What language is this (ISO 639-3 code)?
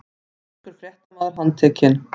isl